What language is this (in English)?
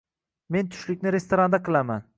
Uzbek